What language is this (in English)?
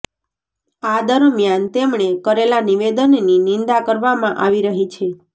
Gujarati